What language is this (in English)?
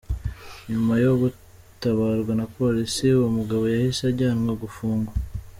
Kinyarwanda